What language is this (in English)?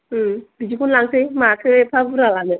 Bodo